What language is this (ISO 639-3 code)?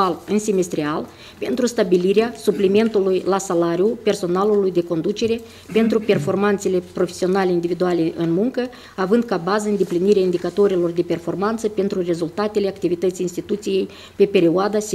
ron